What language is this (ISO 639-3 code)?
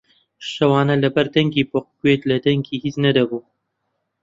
ckb